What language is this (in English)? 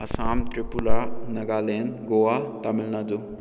Manipuri